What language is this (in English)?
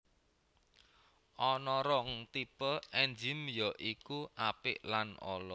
Javanese